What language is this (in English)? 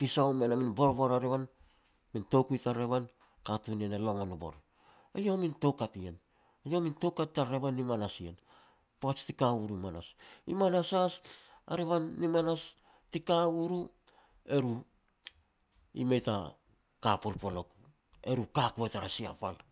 Petats